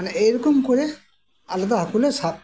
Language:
Santali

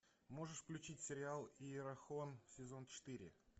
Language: Russian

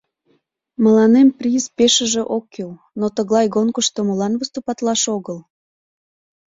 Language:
Mari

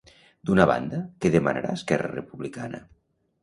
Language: Catalan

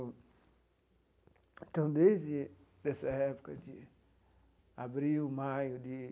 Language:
Portuguese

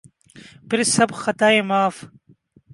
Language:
Urdu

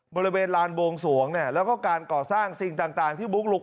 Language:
Thai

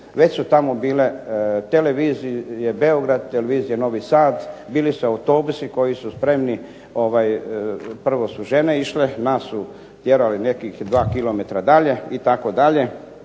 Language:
Croatian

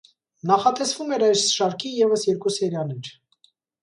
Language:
Armenian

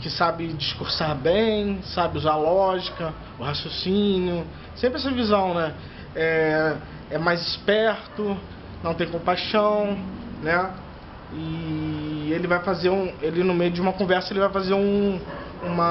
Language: Portuguese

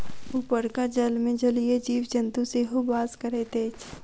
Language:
Maithili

